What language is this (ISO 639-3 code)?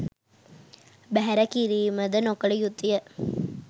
sin